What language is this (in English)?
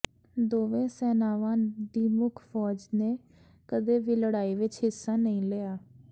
Punjabi